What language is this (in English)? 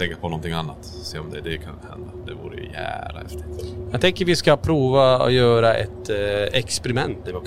Swedish